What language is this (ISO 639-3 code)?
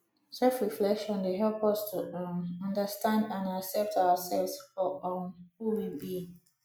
pcm